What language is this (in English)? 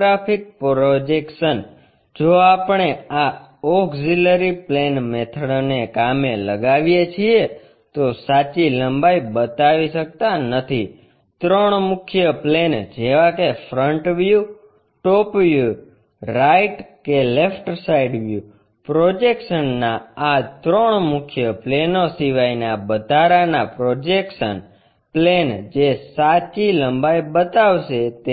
Gujarati